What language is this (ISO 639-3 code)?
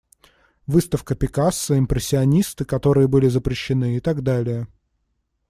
rus